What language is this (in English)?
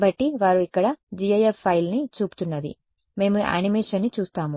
Telugu